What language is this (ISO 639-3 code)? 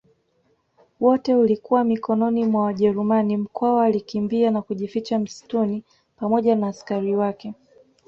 swa